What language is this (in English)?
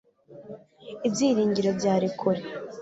Kinyarwanda